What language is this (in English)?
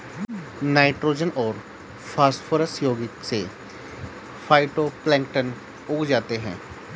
Hindi